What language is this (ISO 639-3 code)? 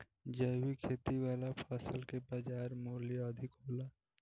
bho